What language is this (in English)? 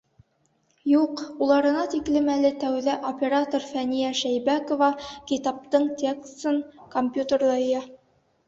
Bashkir